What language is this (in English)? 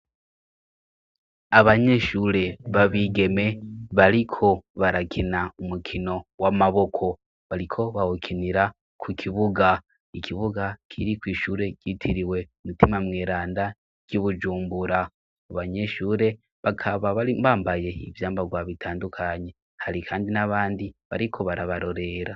Rundi